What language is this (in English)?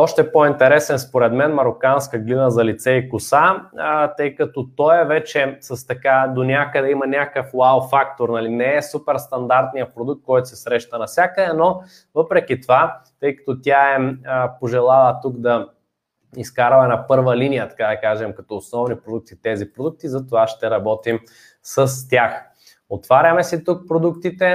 Bulgarian